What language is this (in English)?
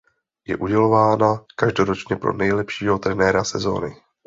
Czech